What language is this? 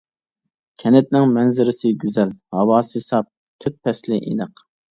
Uyghur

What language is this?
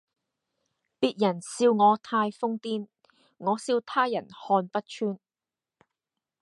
Cantonese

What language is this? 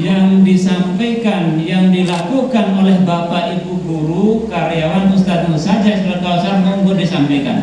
Indonesian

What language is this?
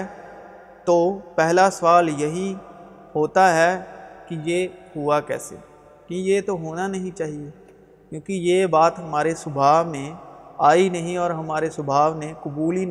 Urdu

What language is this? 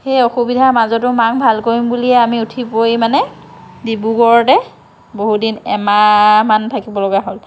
Assamese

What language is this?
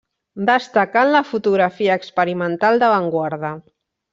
Catalan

